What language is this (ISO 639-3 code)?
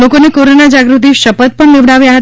guj